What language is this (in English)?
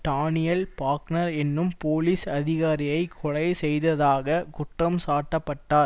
Tamil